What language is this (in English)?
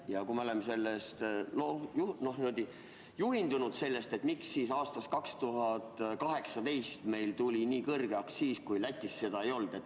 Estonian